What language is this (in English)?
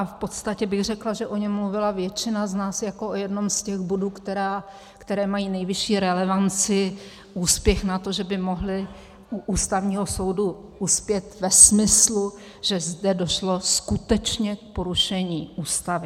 Czech